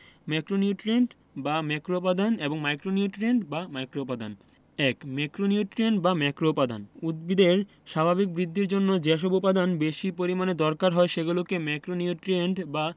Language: Bangla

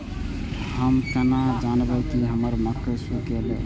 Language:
Maithili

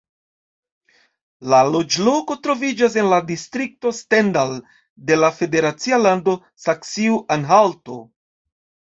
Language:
Esperanto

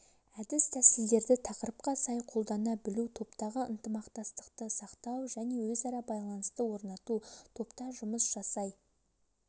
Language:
Kazakh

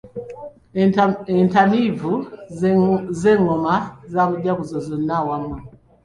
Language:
Ganda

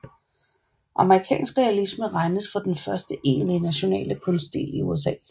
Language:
Danish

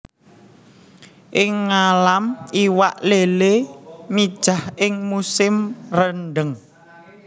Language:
Javanese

